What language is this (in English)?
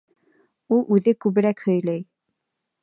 Bashkir